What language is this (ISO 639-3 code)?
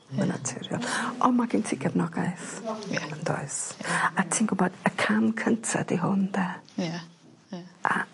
cym